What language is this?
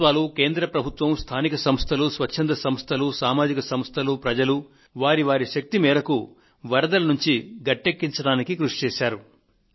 Telugu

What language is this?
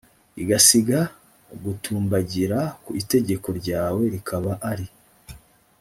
Kinyarwanda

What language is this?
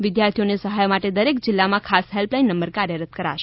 Gujarati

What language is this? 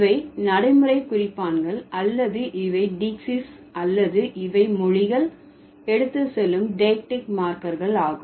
Tamil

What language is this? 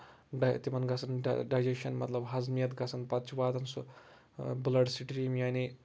Kashmiri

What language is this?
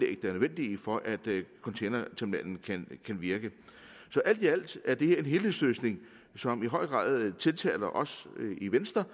Danish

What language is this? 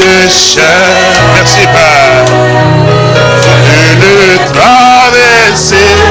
French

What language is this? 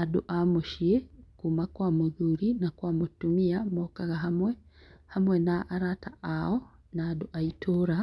Kikuyu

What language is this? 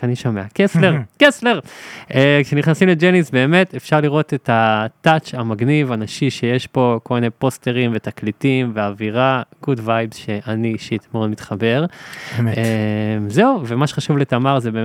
Hebrew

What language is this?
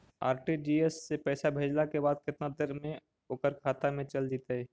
Magahi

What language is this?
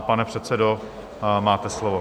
Czech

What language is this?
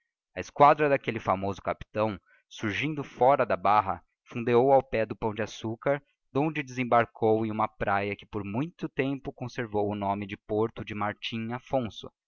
Portuguese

